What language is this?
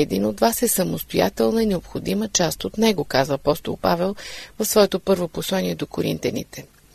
Bulgarian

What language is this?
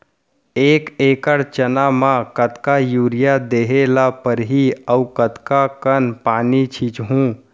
Chhattisgarhi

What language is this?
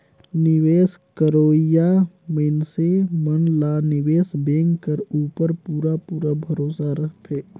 Chhattisgarhi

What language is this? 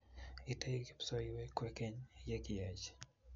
Kalenjin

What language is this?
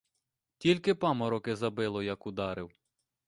Ukrainian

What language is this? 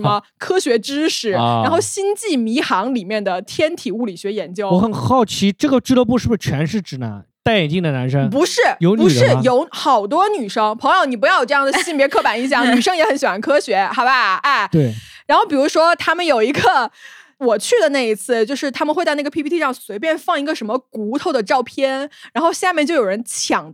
Chinese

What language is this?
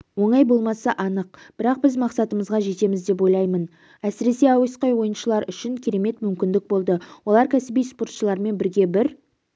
Kazakh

